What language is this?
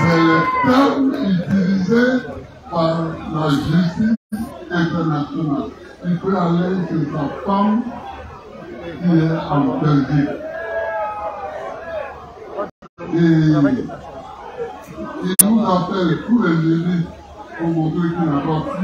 French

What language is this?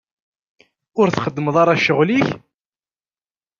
Kabyle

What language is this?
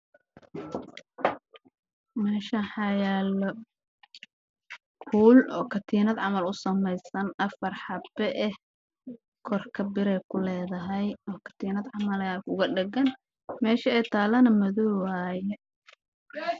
Somali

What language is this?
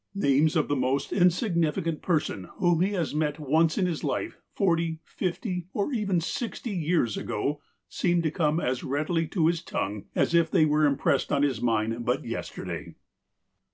English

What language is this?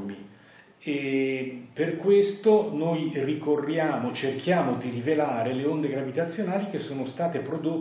Italian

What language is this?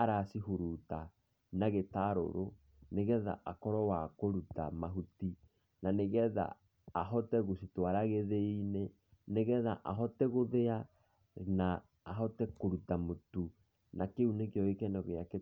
Kikuyu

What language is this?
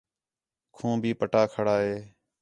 Khetrani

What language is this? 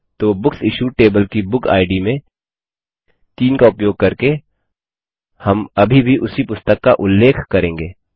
Hindi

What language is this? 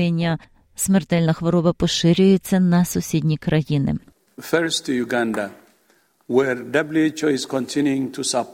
Ukrainian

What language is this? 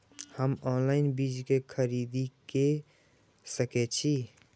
Maithili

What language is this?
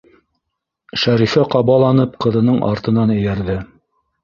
Bashkir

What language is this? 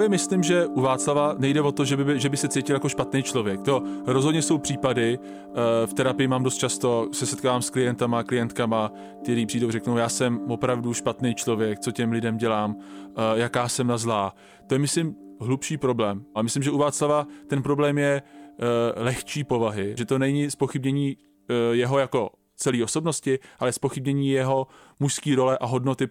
Czech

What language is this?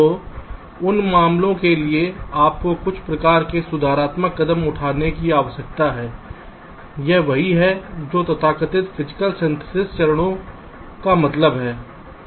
Hindi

